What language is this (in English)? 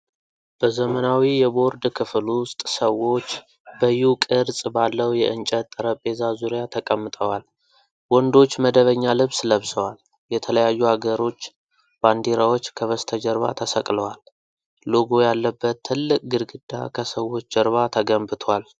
Amharic